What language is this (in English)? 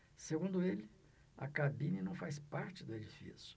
Portuguese